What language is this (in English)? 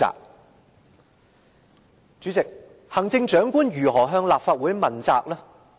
Cantonese